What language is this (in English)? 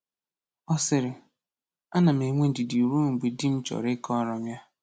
Igbo